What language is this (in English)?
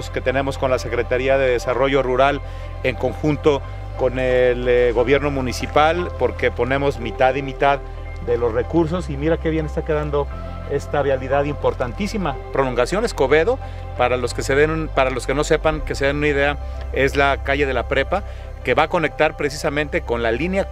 Spanish